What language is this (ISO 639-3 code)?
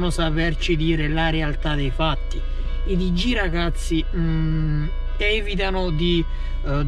ita